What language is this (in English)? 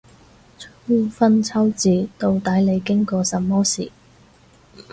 Cantonese